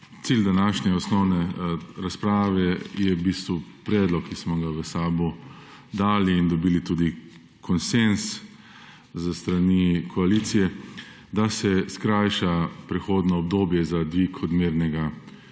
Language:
Slovenian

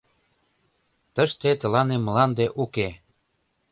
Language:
Mari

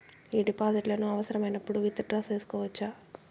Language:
Telugu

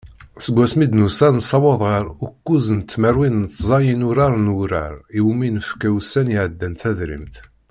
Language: Kabyle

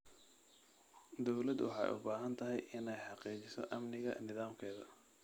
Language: Somali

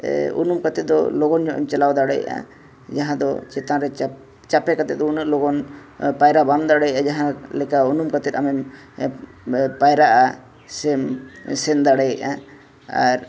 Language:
Santali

